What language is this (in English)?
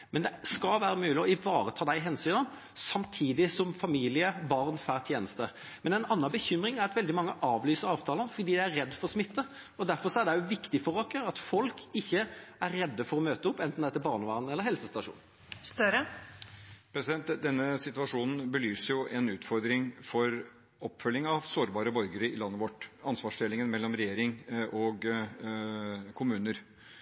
Norwegian